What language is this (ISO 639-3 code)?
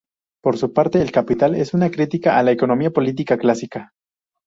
spa